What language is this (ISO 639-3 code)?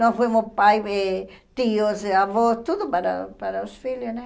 por